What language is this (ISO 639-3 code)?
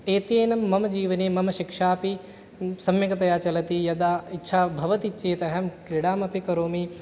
san